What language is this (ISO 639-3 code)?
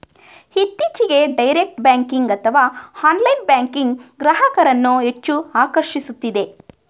kan